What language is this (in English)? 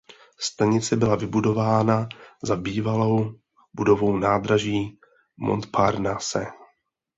Czech